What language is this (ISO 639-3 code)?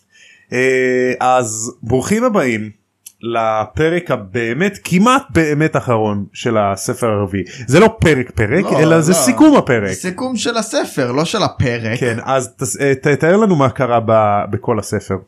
heb